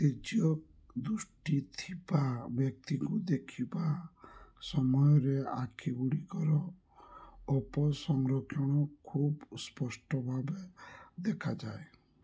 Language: Odia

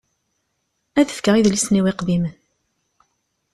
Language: Kabyle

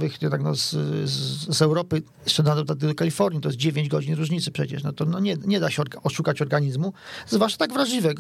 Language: Polish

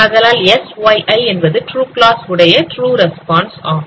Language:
Tamil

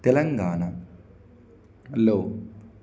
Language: Telugu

